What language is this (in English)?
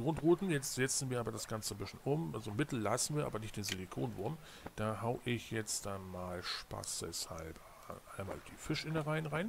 German